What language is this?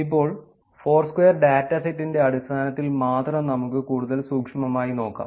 Malayalam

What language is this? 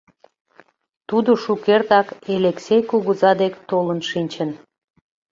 Mari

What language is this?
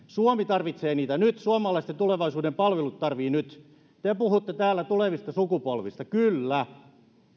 Finnish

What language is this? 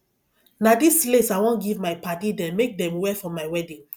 Nigerian Pidgin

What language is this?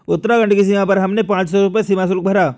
Hindi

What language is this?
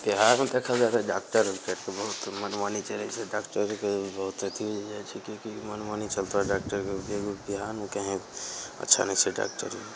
Maithili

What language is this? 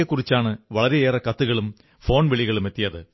Malayalam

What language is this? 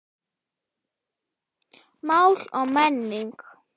Icelandic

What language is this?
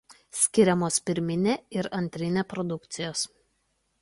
Lithuanian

